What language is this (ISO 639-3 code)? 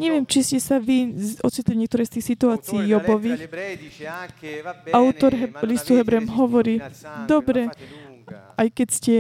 slk